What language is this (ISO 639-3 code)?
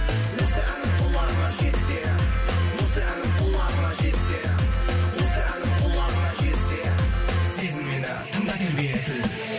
kaz